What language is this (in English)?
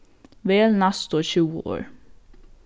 Faroese